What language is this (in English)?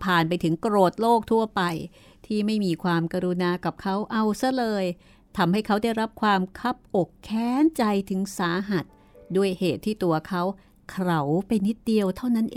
Thai